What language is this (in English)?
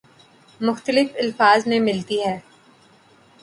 Urdu